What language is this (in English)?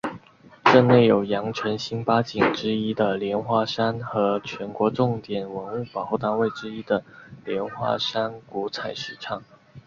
Chinese